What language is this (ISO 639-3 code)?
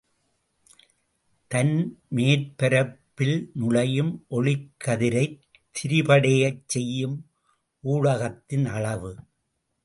tam